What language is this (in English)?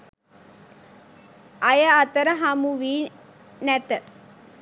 Sinhala